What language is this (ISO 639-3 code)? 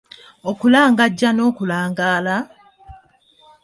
lug